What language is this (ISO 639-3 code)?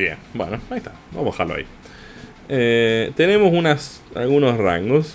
spa